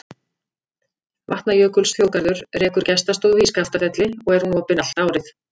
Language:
Icelandic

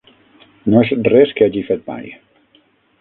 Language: Catalan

